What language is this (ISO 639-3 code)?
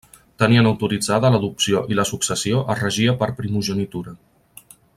cat